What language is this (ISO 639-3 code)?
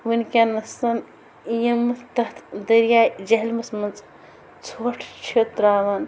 kas